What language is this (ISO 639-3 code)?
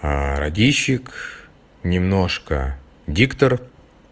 rus